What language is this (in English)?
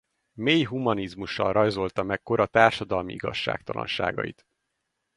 Hungarian